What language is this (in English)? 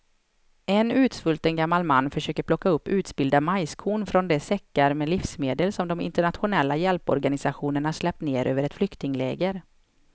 Swedish